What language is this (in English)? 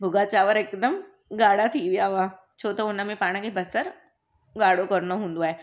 Sindhi